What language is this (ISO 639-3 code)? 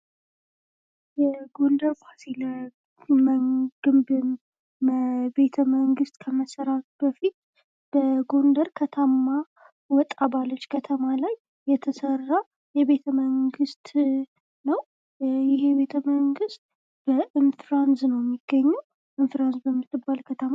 amh